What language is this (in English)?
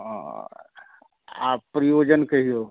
Maithili